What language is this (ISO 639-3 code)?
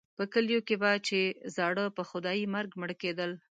pus